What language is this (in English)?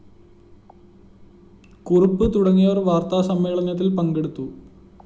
Malayalam